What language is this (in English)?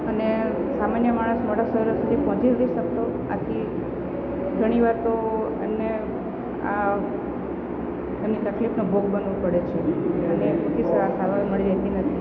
Gujarati